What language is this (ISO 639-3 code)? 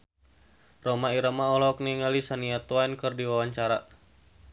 sun